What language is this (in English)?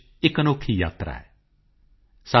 Punjabi